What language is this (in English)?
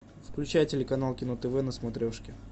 Russian